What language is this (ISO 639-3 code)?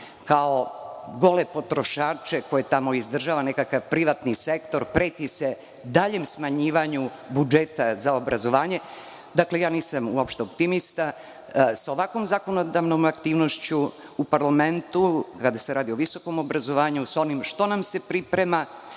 srp